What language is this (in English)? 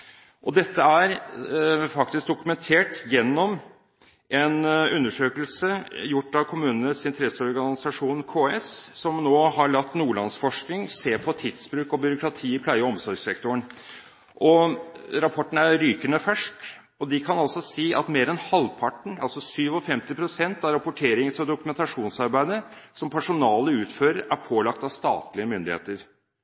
Norwegian Bokmål